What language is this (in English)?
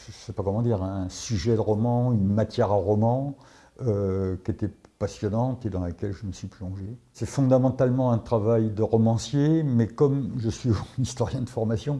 French